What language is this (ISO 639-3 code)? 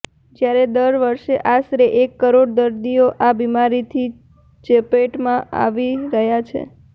guj